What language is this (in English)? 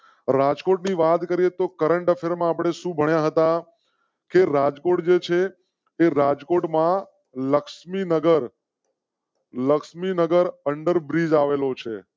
Gujarati